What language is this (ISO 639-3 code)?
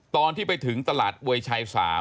tha